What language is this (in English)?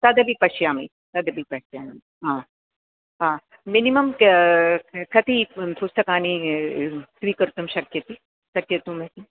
Sanskrit